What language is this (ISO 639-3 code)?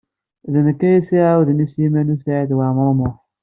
kab